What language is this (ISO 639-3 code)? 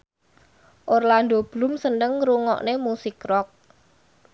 jav